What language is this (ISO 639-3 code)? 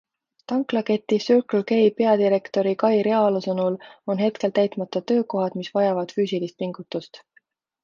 est